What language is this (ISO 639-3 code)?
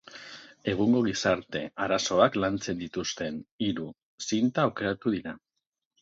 eus